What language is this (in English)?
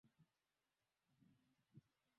Swahili